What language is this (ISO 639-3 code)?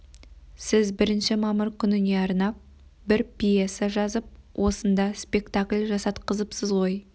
kaz